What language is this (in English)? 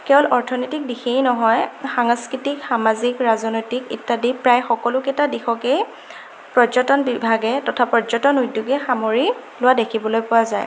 Assamese